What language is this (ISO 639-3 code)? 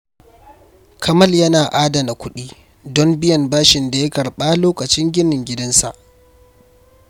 hau